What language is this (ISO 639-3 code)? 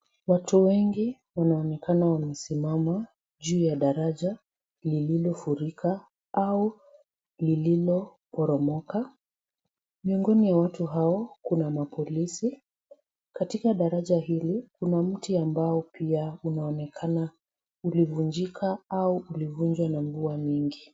swa